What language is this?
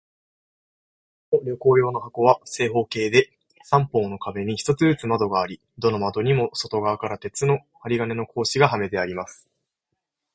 Japanese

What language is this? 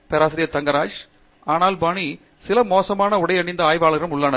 Tamil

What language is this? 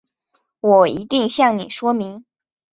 Chinese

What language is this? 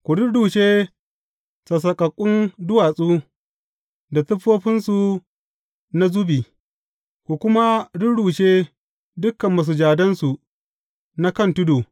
Hausa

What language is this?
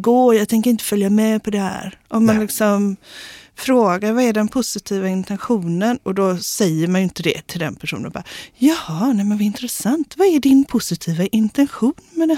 Swedish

